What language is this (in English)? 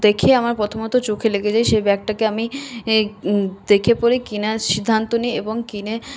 Bangla